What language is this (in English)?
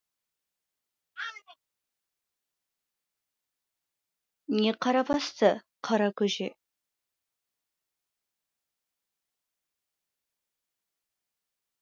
Kazakh